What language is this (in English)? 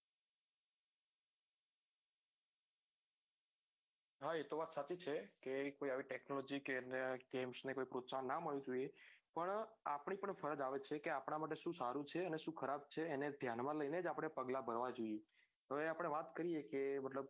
Gujarati